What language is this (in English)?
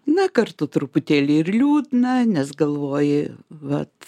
Lithuanian